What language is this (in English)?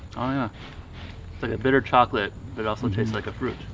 English